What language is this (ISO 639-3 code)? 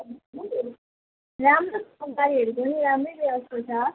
nep